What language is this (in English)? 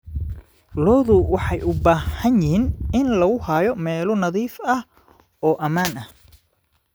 Somali